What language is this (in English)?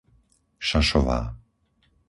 Slovak